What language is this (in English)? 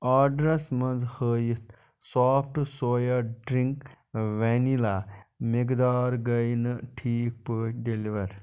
Kashmiri